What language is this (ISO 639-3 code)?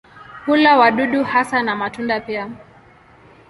swa